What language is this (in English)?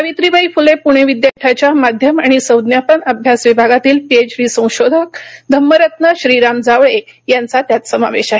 Marathi